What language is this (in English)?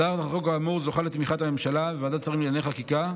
Hebrew